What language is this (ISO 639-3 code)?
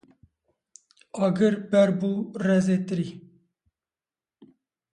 kur